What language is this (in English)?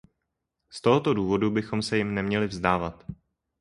Czech